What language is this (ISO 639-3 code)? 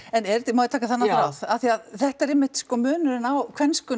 isl